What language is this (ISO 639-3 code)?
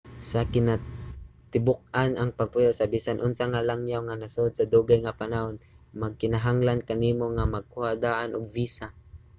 ceb